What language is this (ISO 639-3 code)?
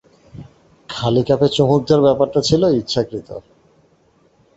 ben